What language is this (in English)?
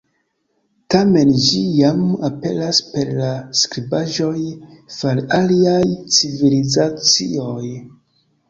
Esperanto